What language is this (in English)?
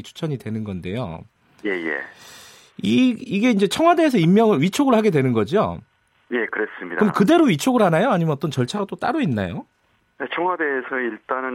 Korean